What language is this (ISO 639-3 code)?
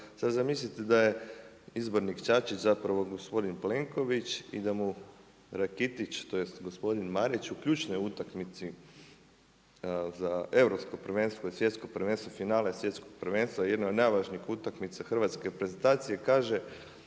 hrv